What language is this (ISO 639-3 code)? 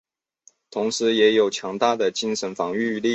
zho